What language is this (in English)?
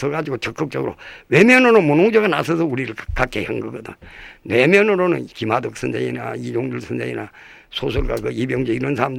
Korean